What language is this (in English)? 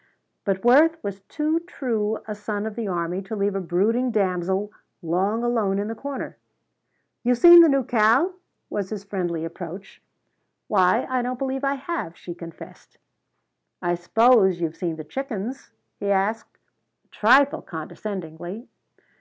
English